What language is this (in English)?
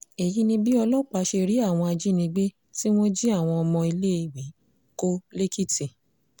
Yoruba